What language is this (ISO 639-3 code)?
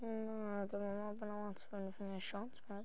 cym